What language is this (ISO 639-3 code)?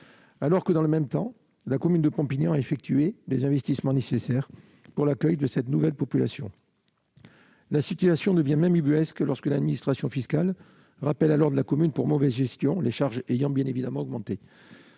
fra